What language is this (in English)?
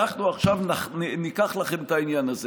Hebrew